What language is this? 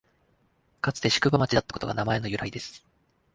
Japanese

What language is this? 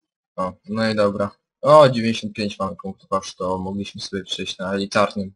Polish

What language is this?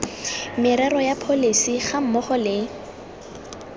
Tswana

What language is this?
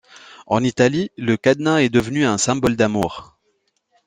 French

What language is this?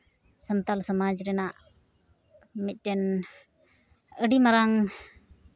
Santali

